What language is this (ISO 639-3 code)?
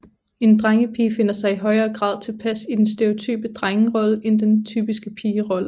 dan